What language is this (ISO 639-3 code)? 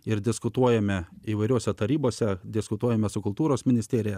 lit